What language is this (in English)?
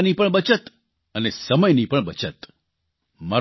Gujarati